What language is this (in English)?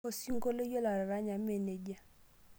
Masai